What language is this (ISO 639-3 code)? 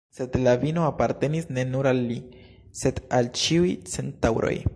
epo